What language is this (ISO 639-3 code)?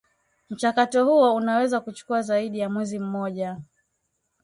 swa